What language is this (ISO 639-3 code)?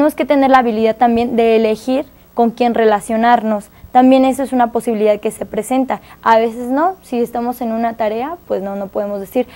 spa